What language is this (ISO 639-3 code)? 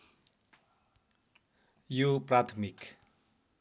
nep